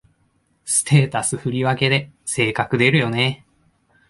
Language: Japanese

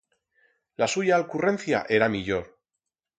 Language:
Aragonese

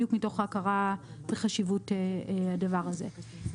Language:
Hebrew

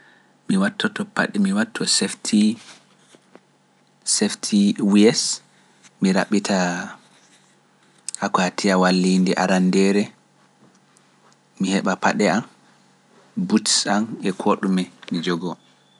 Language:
Pular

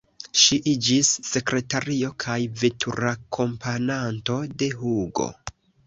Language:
Esperanto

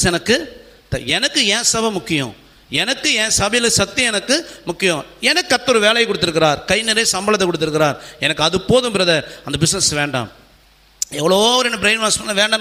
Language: Tamil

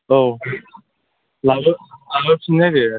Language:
Bodo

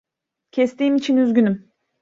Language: Turkish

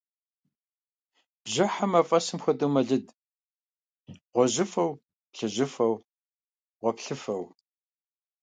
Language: Kabardian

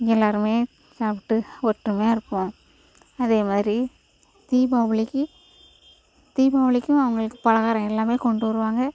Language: Tamil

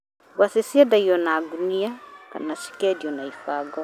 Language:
Kikuyu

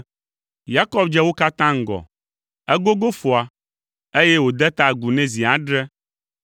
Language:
Ewe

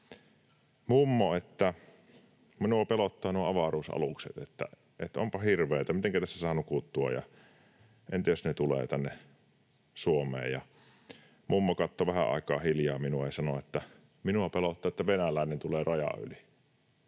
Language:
Finnish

